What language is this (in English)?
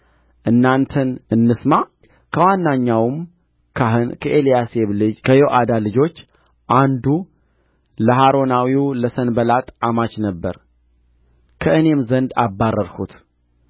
Amharic